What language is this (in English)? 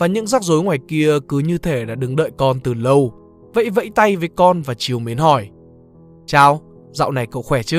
Vietnamese